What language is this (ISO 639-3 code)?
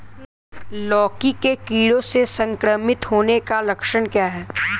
hin